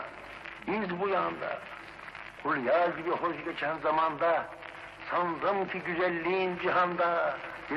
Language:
Turkish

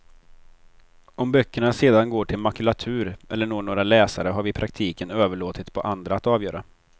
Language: Swedish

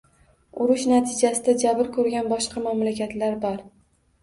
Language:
Uzbek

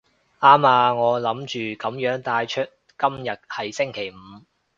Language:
Cantonese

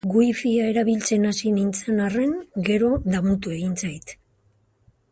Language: Basque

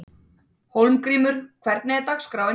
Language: Icelandic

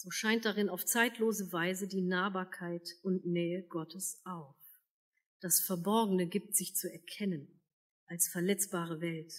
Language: German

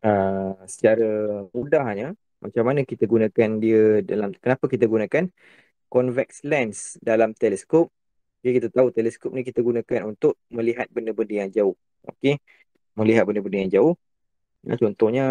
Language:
Malay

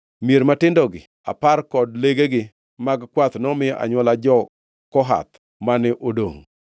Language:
Luo (Kenya and Tanzania)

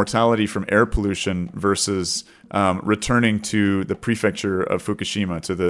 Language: English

